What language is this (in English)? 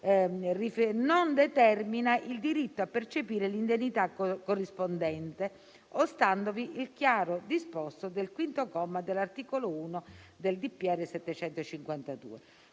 Italian